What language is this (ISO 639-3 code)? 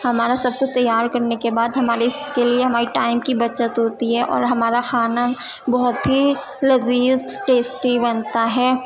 urd